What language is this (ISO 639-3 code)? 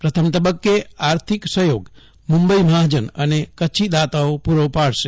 guj